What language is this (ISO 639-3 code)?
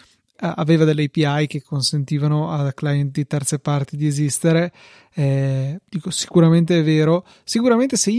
ita